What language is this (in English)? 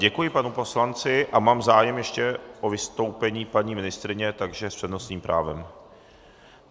Czech